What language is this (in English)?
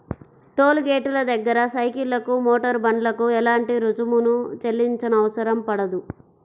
Telugu